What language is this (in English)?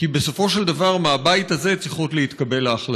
Hebrew